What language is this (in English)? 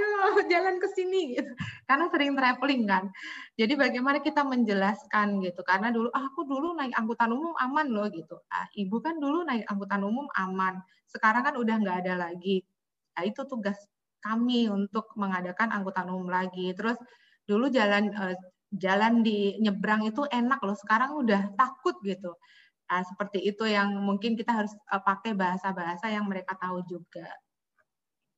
Indonesian